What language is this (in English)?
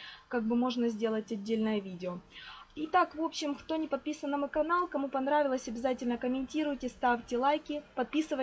Russian